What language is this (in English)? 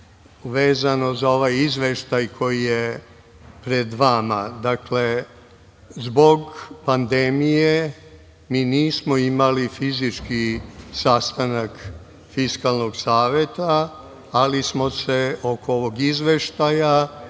Serbian